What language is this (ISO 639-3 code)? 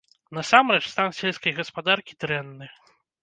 bel